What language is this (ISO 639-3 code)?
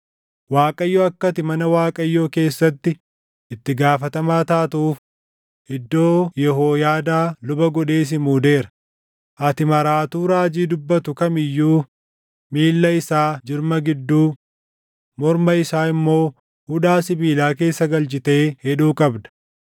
orm